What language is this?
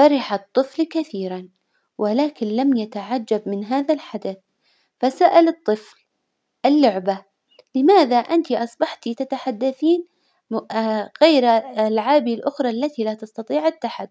Hijazi Arabic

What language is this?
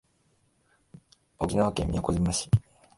Japanese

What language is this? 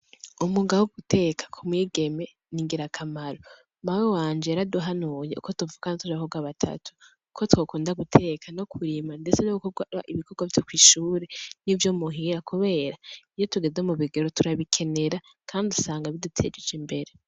Rundi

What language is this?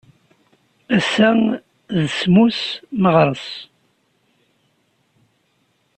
Kabyle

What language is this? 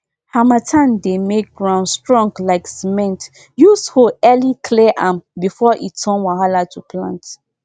Nigerian Pidgin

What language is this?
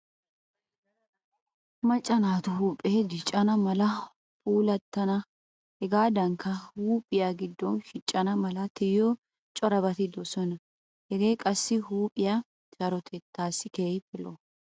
Wolaytta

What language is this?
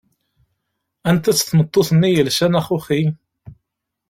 Kabyle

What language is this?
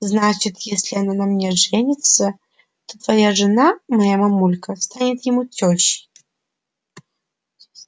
Russian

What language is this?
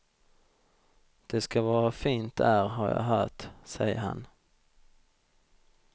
Swedish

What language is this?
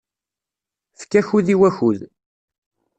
Kabyle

